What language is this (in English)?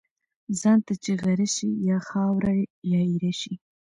Pashto